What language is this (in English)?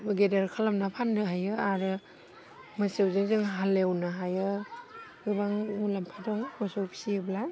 Bodo